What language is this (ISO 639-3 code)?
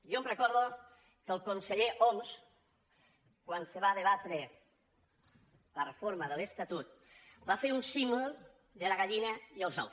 cat